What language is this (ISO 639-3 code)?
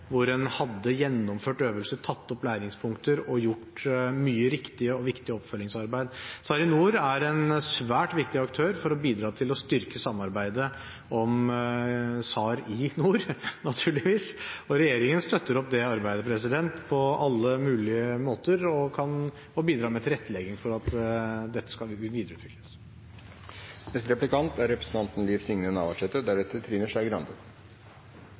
nor